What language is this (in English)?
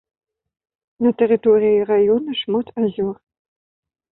Belarusian